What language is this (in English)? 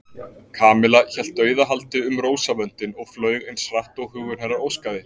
Icelandic